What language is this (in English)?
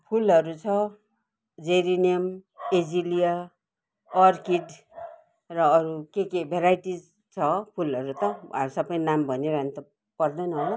Nepali